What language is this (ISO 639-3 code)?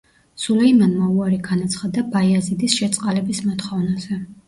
kat